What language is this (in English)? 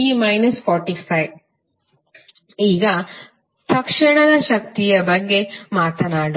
Kannada